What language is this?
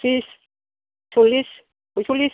Bodo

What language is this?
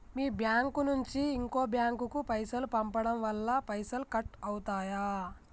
Telugu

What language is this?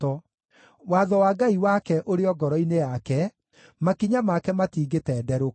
Kikuyu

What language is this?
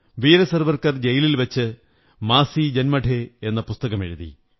Malayalam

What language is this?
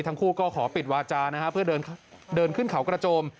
Thai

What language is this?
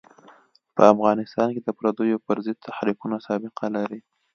Pashto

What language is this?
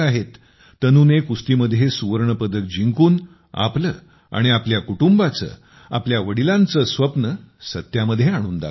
Marathi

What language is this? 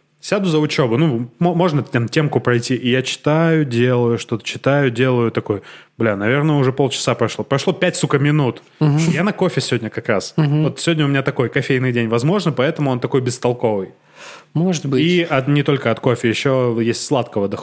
Russian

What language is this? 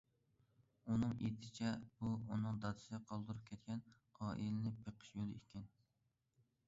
Uyghur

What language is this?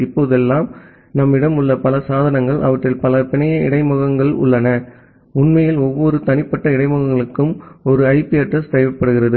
Tamil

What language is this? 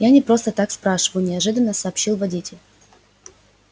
Russian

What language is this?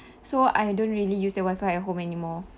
English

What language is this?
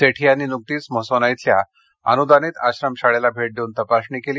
Marathi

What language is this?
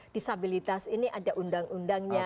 Indonesian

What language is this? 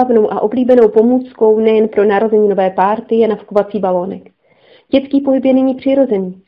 Czech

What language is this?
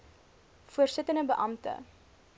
Afrikaans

